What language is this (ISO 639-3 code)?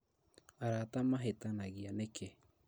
kik